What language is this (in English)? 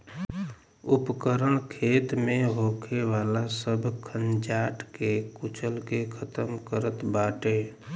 Bhojpuri